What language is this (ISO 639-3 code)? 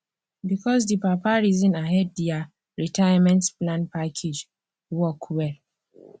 pcm